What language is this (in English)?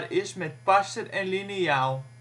Dutch